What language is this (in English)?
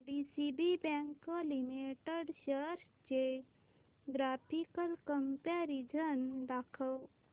Marathi